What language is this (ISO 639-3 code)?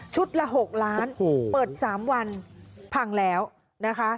tha